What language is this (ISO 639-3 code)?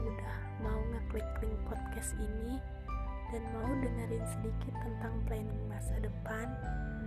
ind